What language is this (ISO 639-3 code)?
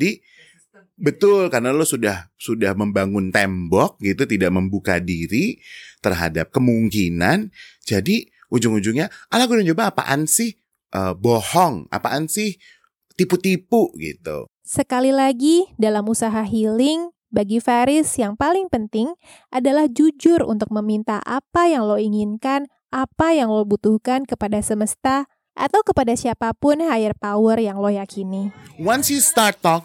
ind